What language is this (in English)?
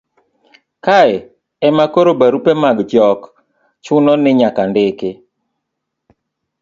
Luo (Kenya and Tanzania)